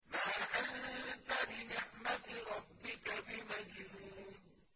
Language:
Arabic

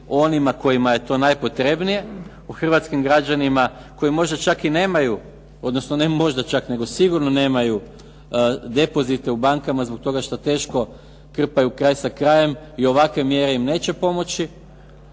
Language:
Croatian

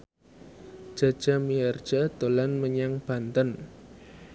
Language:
Javanese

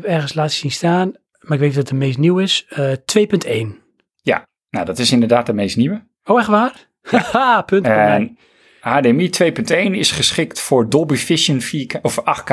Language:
Dutch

